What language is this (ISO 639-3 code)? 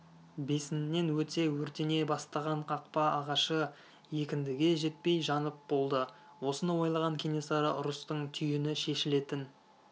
kaz